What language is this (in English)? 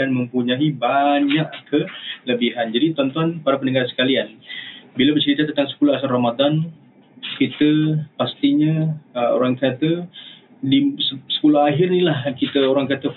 Malay